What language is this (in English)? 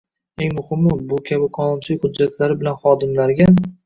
Uzbek